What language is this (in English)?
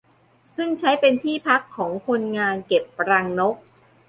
Thai